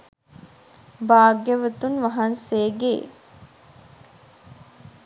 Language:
Sinhala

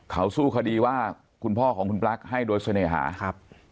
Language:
Thai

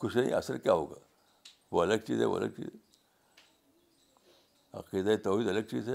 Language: Urdu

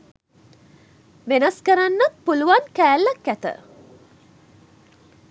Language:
Sinhala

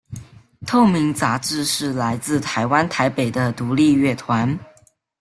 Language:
Chinese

